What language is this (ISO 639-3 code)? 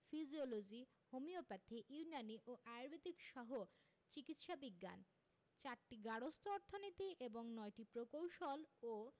ben